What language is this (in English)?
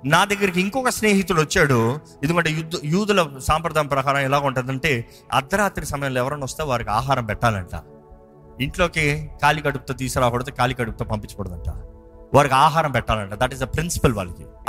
Telugu